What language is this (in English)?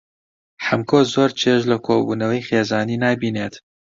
Central Kurdish